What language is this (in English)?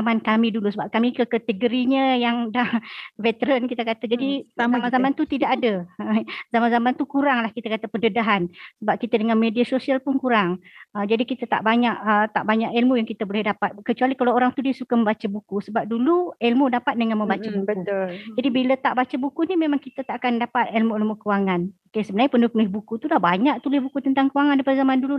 Malay